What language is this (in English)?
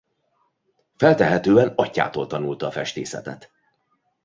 Hungarian